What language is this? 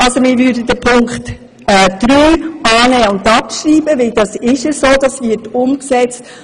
Swiss German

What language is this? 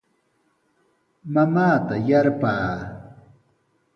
Sihuas Ancash Quechua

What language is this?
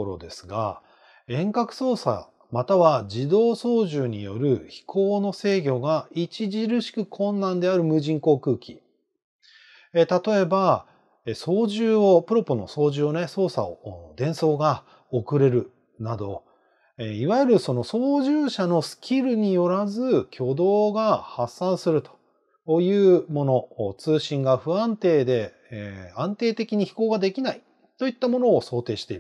Japanese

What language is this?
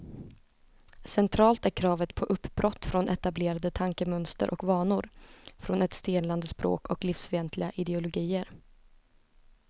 Swedish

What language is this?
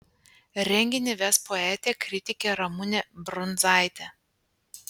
Lithuanian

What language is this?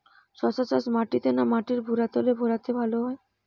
Bangla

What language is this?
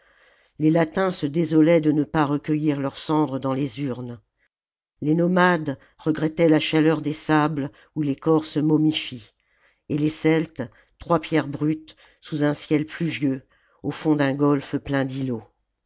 French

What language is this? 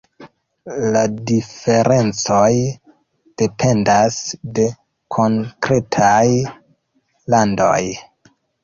Esperanto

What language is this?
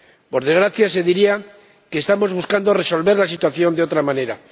Spanish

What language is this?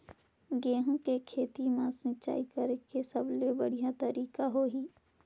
Chhattisgarhi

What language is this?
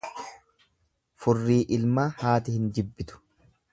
Oromo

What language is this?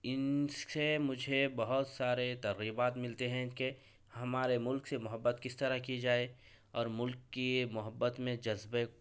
Urdu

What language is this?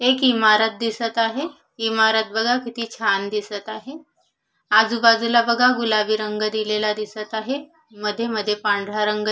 Marathi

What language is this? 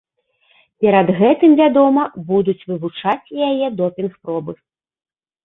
Belarusian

